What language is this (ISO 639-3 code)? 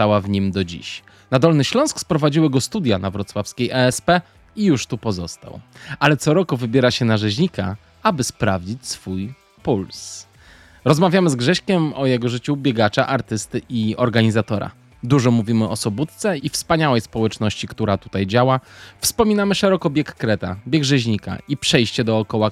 pol